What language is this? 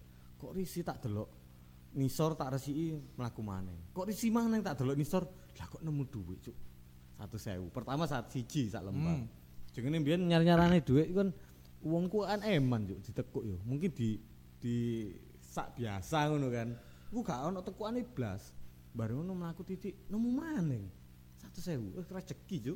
Indonesian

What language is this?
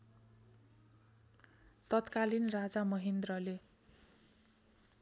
Nepali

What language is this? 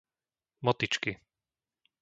Slovak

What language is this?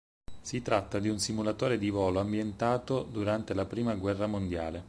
Italian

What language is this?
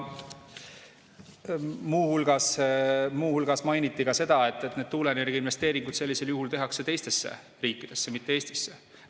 Estonian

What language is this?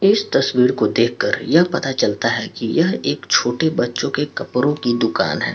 Hindi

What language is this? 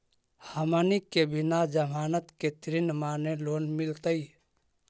Magahi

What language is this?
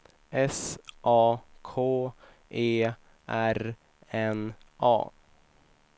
Swedish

